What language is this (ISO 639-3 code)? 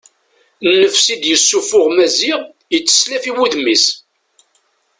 kab